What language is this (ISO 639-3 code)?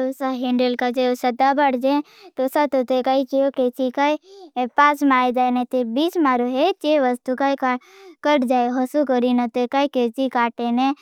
bhb